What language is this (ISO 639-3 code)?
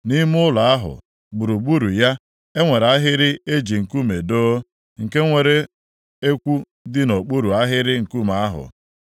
ibo